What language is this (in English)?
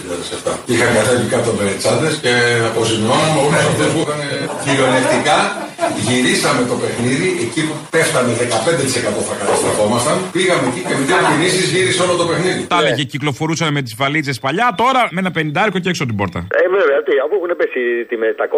Greek